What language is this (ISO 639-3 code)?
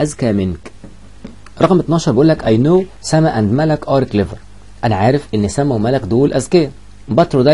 ara